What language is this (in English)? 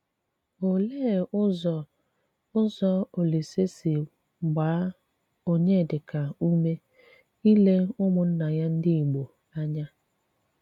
Igbo